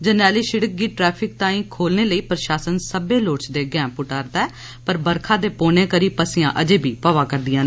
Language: Dogri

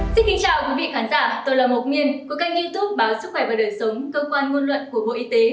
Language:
Vietnamese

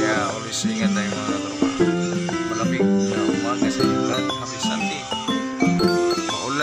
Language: Romanian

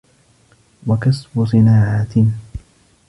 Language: Arabic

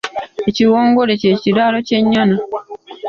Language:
Ganda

